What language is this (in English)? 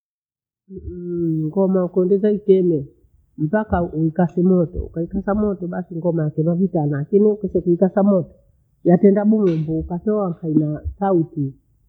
Bondei